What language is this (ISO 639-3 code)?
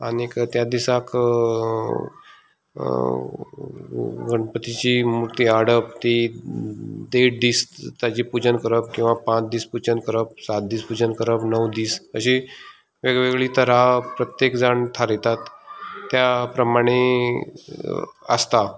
kok